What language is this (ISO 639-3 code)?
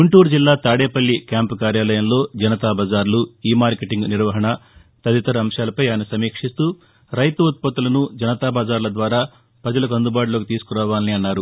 tel